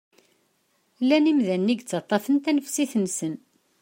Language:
Kabyle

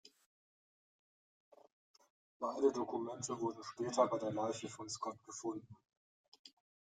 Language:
German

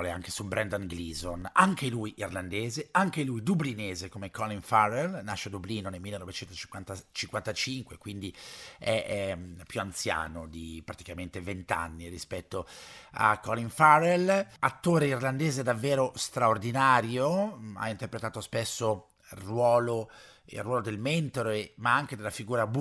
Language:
Italian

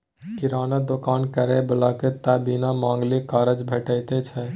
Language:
Maithili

